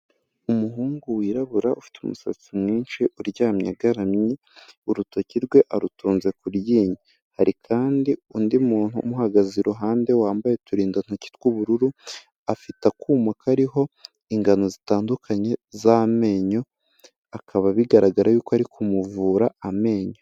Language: Kinyarwanda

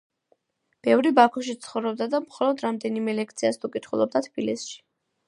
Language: Georgian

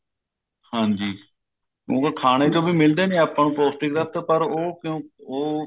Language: Punjabi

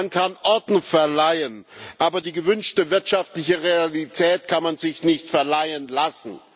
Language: German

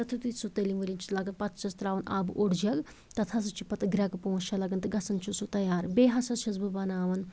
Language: Kashmiri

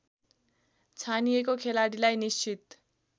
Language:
Nepali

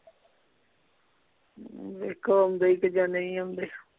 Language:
Punjabi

